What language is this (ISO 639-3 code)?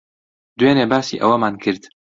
ckb